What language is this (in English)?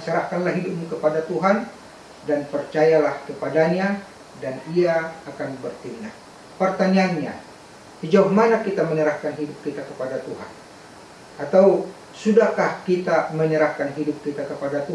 Indonesian